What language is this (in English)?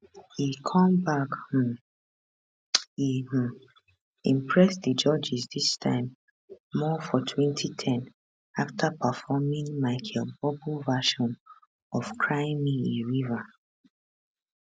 Nigerian Pidgin